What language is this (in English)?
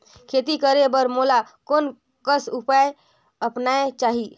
Chhattisgarhi